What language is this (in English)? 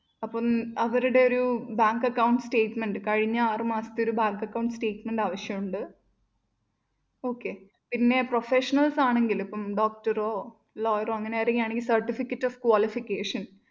Malayalam